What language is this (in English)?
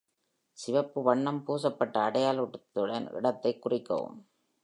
Tamil